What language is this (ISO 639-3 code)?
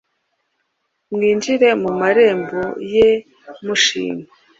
kin